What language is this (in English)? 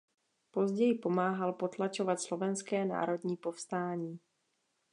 Czech